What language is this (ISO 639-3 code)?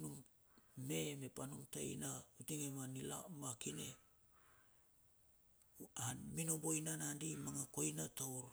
bxf